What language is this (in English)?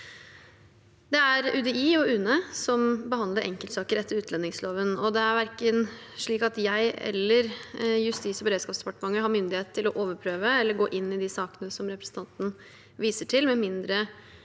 Norwegian